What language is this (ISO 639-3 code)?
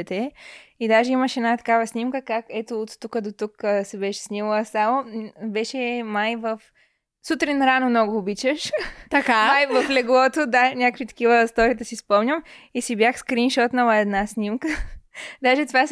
bul